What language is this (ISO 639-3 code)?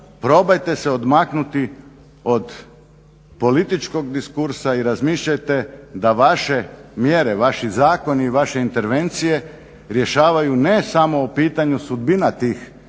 hrv